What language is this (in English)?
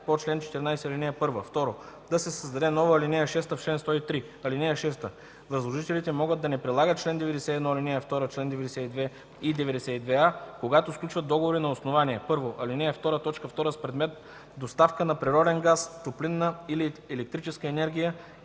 Bulgarian